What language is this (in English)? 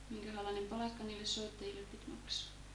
Finnish